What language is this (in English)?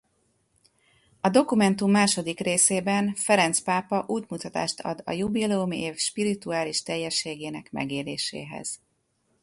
Hungarian